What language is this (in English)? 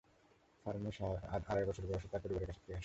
Bangla